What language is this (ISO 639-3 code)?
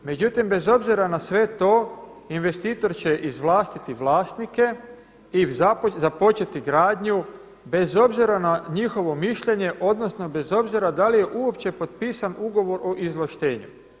hrv